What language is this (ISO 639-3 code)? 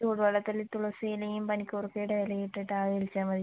mal